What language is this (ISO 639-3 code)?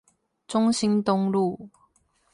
zho